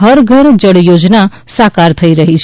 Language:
Gujarati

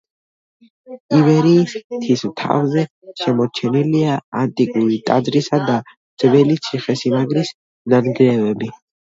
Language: Georgian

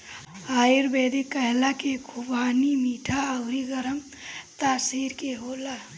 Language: Bhojpuri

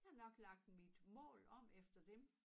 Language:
Danish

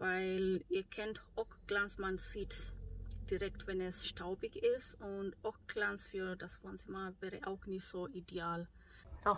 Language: German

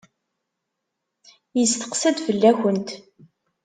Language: Kabyle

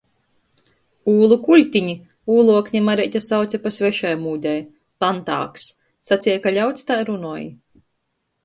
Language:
Latgalian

